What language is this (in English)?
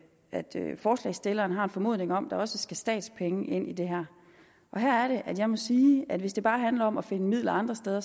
Danish